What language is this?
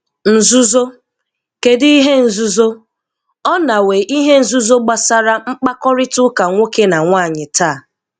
Igbo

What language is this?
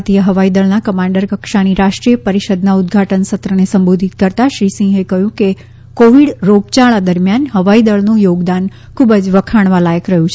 Gujarati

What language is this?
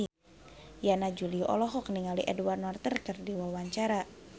Sundanese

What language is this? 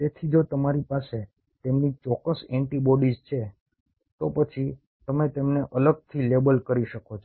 Gujarati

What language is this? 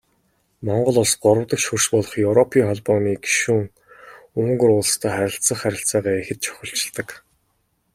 Mongolian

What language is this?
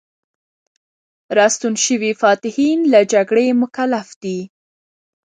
Pashto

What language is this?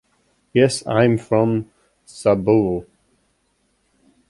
English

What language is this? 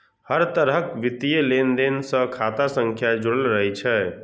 Maithili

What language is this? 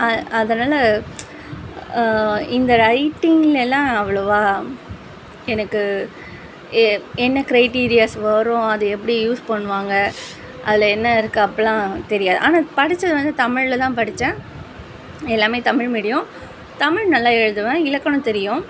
Tamil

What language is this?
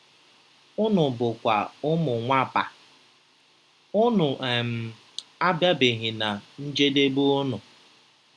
Igbo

